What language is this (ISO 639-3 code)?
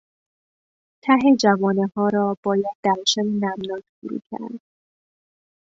fas